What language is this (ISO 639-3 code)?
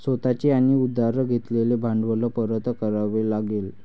mar